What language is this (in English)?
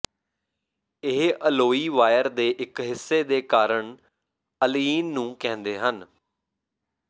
Punjabi